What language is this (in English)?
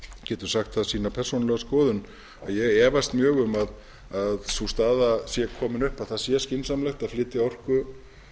Icelandic